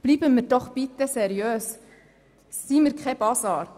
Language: Swiss German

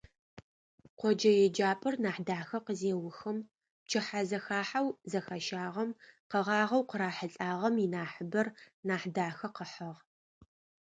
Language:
Adyghe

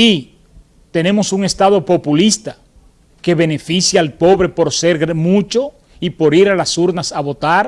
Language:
Spanish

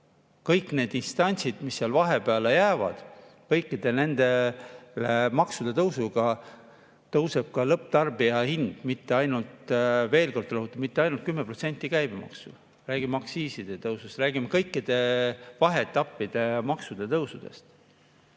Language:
Estonian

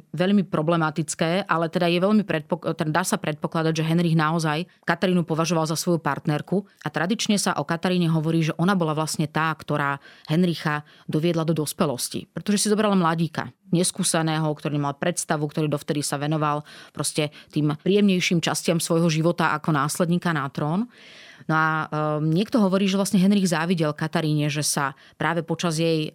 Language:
Slovak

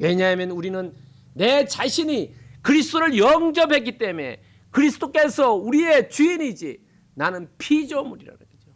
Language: Korean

